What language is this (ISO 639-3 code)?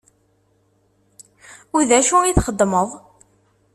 kab